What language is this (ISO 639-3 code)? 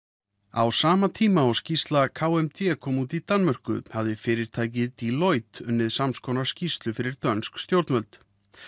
isl